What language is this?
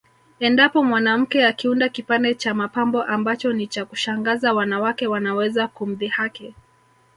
Swahili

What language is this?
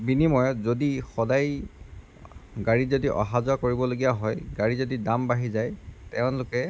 Assamese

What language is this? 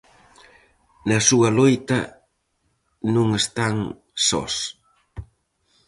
Galician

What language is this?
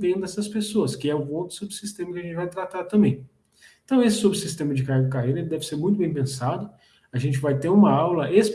Portuguese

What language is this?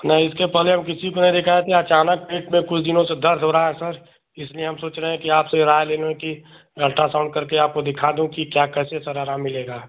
Hindi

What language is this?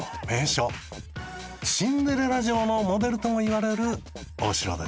Japanese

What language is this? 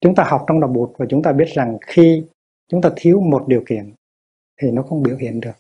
Vietnamese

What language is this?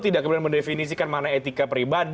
Indonesian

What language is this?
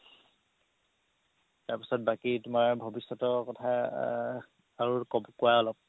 Assamese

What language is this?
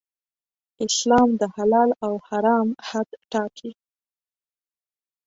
Pashto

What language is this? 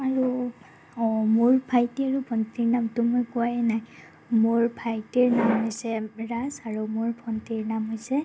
Assamese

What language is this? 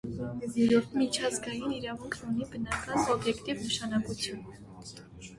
Armenian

